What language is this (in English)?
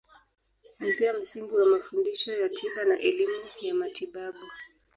Swahili